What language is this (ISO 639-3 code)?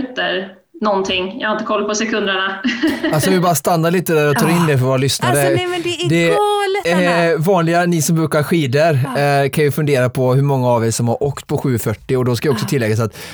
swe